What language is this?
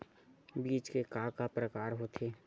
Chhattisgarhi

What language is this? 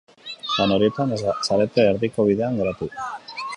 Basque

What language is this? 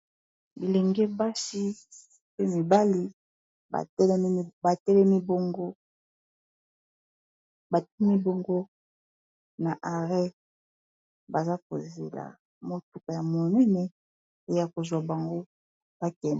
Lingala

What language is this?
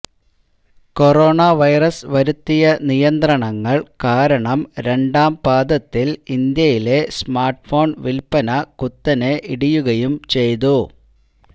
Malayalam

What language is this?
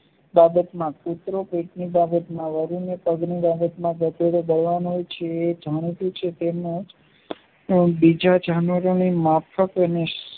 Gujarati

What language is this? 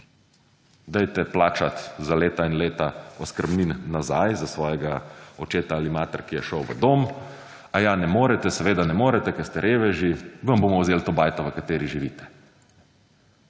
Slovenian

